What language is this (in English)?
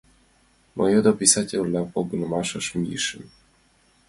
Mari